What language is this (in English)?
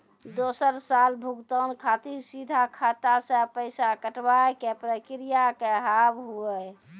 Maithili